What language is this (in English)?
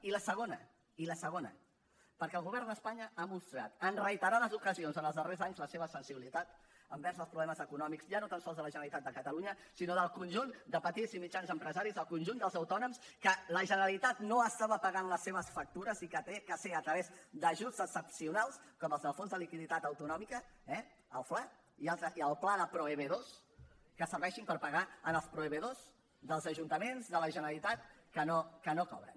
Catalan